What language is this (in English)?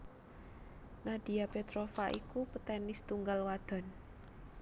Javanese